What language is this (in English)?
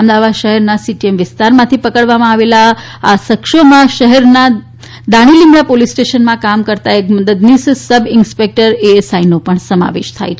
Gujarati